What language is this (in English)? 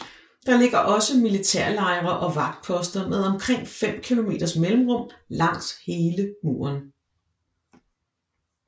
Danish